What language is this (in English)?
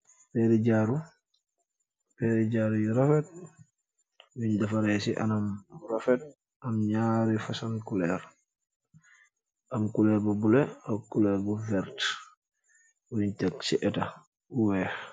Wolof